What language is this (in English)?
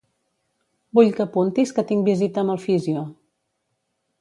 Catalan